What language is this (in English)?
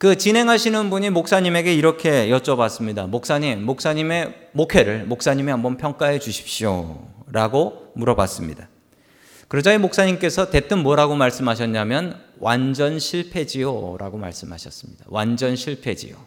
Korean